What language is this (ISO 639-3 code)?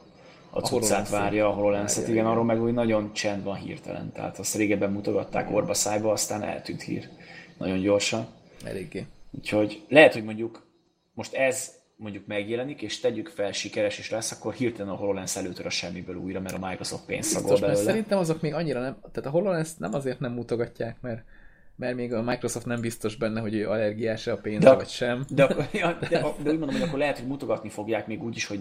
hun